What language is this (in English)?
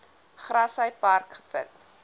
Afrikaans